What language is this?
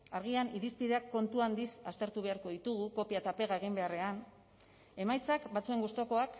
Basque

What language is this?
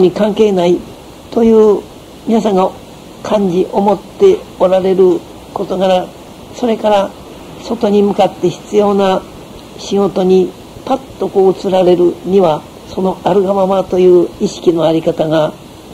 Japanese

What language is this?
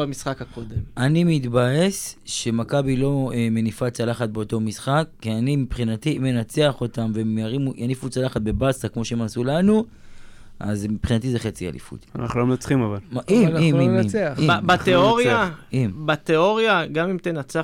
Hebrew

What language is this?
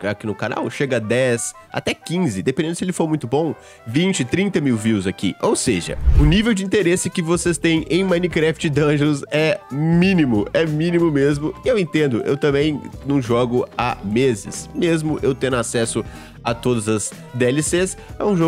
Portuguese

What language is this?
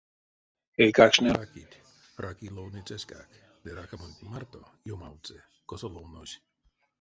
Erzya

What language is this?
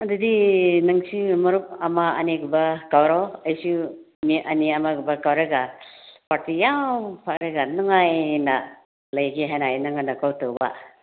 Manipuri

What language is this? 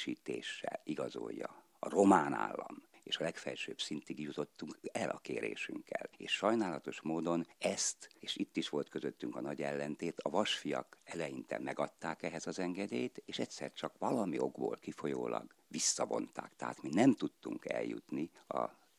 Hungarian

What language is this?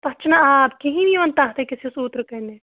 Kashmiri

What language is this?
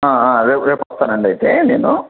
Telugu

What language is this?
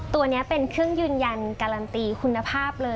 Thai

